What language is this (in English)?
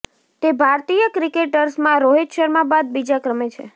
Gujarati